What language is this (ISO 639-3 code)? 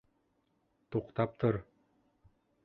bak